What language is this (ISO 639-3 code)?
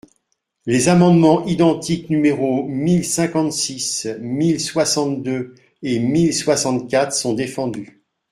fra